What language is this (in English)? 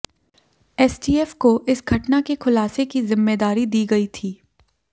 Hindi